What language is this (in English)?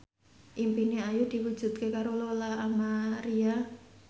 Javanese